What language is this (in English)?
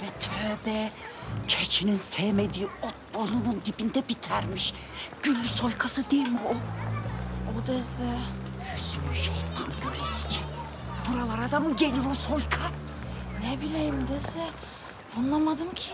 Turkish